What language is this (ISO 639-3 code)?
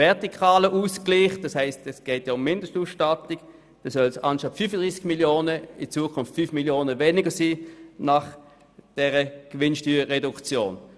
gsw